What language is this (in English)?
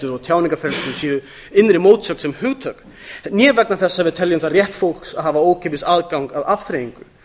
Icelandic